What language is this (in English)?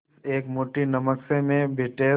Hindi